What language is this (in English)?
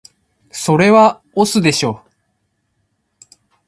Japanese